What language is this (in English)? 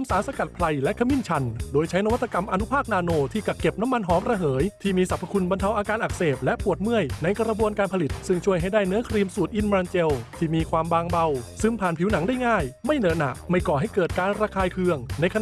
Thai